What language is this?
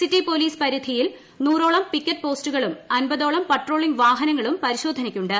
Malayalam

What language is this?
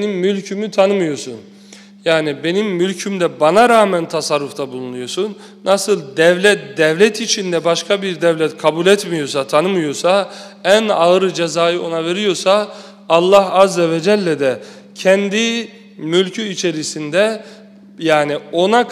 Turkish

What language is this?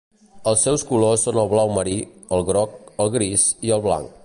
Catalan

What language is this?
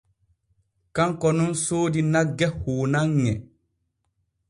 Borgu Fulfulde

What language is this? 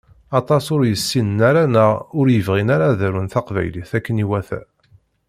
Kabyle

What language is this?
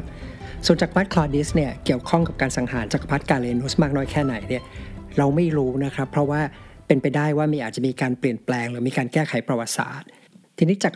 Thai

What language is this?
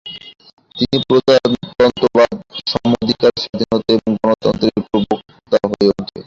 Bangla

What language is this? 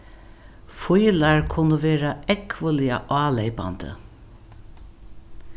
Faroese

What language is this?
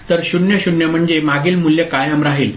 Marathi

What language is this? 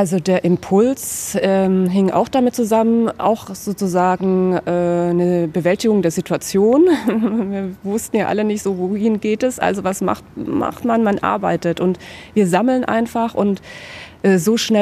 German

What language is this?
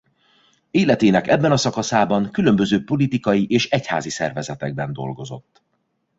Hungarian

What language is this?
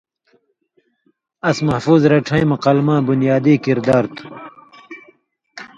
Indus Kohistani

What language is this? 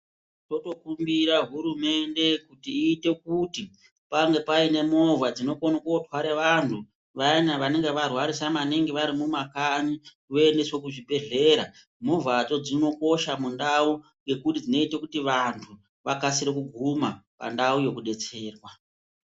Ndau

